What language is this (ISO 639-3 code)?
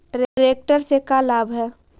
mag